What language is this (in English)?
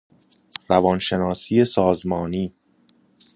Persian